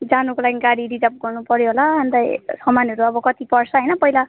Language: Nepali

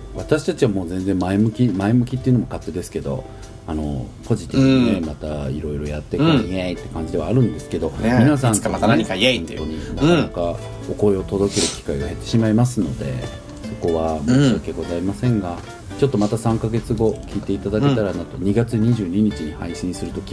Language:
Japanese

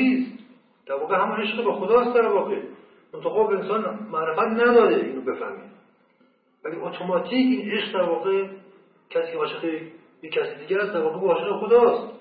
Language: Persian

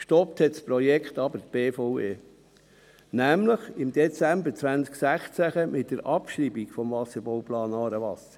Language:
Swiss German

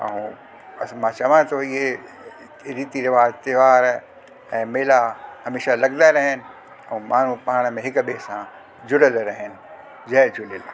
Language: Sindhi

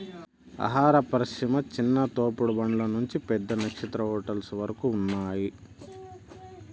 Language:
Telugu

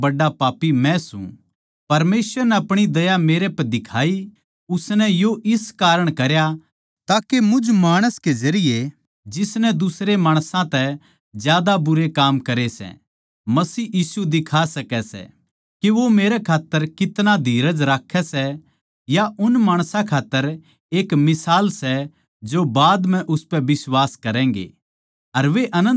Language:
Haryanvi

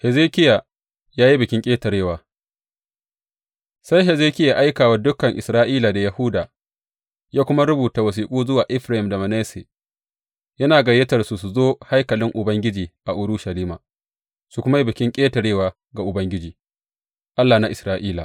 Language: Hausa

